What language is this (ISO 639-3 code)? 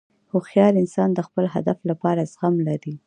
pus